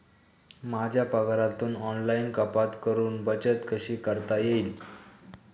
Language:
Marathi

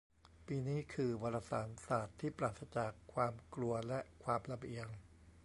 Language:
Thai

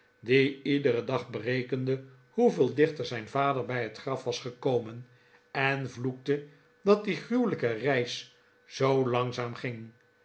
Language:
Dutch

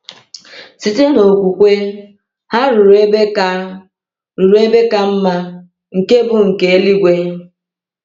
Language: Igbo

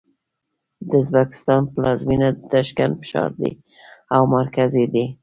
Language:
Pashto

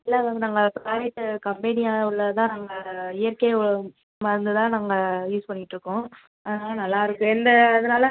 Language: Tamil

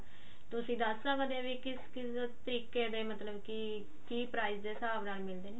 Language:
Punjabi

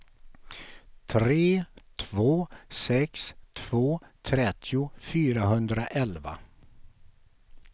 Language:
Swedish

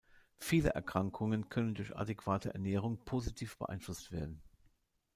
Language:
German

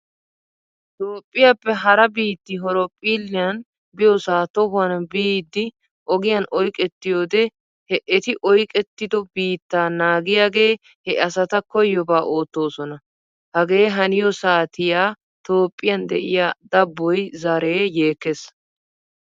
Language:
Wolaytta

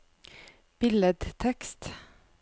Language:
Norwegian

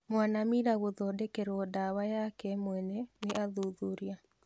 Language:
Kikuyu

